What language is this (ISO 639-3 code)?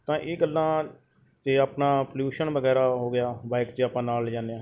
pan